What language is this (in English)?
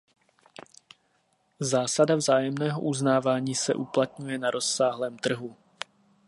Czech